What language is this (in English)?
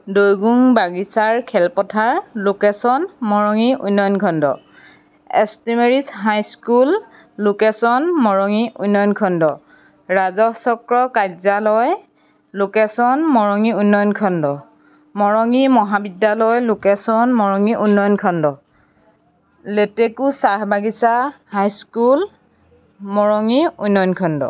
Assamese